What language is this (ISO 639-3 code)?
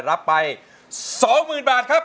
tha